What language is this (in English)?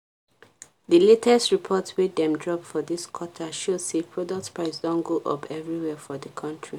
Nigerian Pidgin